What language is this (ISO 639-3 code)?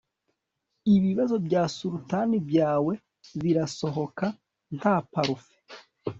kin